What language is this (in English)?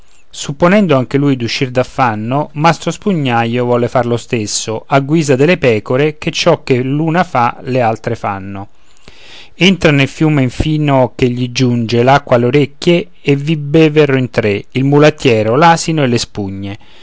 Italian